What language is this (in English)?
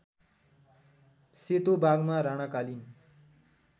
Nepali